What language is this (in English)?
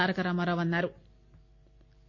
Telugu